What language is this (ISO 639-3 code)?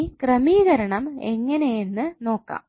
mal